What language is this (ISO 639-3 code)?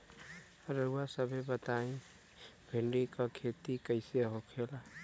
bho